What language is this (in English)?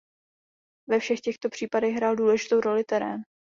Czech